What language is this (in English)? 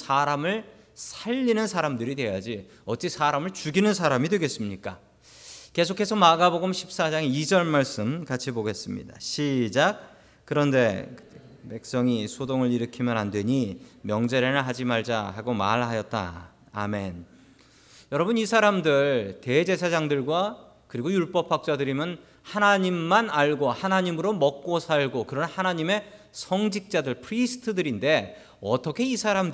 Korean